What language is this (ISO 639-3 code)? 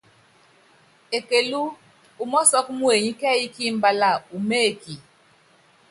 yav